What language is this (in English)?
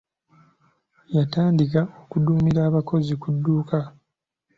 Ganda